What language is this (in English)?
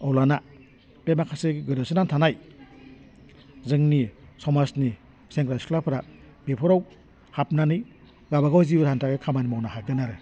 Bodo